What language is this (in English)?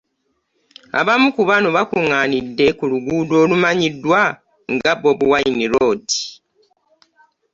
Ganda